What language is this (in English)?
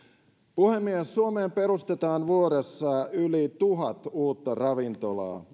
Finnish